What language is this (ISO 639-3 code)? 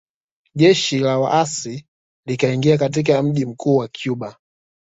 swa